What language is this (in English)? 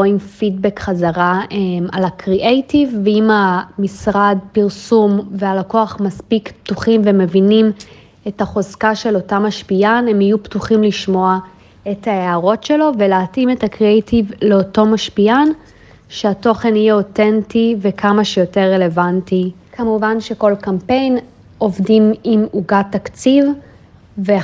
Hebrew